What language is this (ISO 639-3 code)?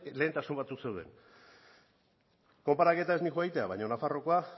eus